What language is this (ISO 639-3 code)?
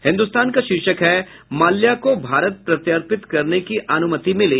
hin